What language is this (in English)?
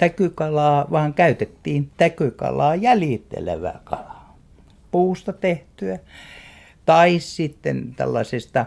Finnish